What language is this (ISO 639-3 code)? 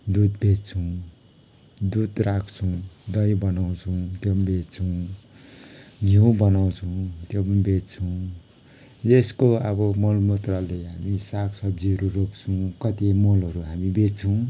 nep